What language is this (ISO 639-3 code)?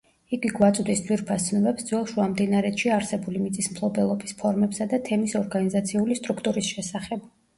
kat